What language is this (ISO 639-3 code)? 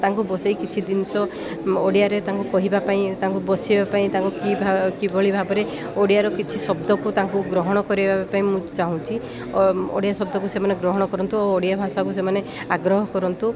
ori